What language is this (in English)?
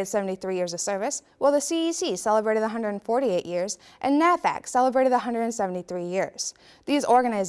English